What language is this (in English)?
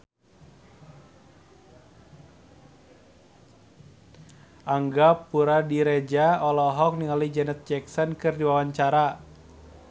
Sundanese